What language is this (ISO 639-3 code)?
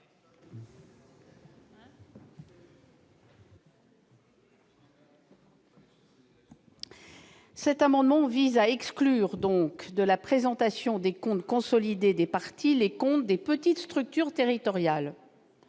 fra